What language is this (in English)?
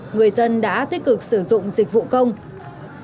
Vietnamese